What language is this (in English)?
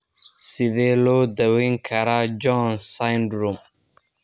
Somali